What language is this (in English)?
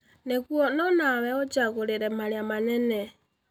Kikuyu